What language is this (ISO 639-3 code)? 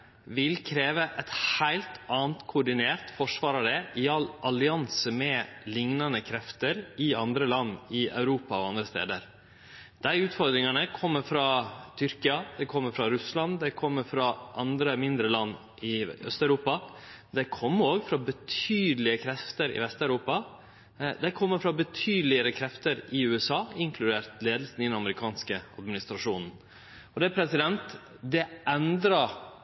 nno